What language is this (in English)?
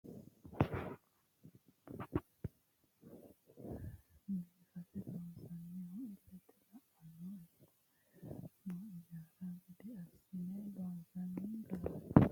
Sidamo